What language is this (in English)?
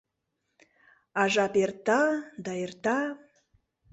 Mari